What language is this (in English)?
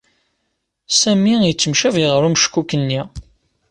Kabyle